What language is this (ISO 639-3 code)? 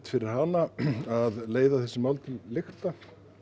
isl